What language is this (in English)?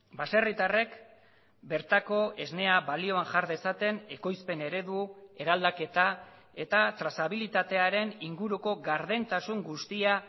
Basque